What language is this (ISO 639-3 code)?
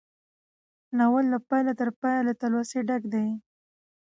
pus